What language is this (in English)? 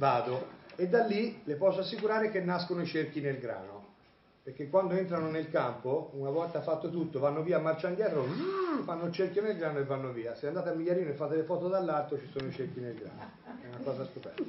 Italian